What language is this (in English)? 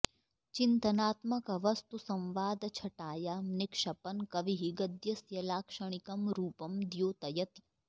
Sanskrit